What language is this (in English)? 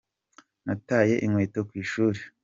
Kinyarwanda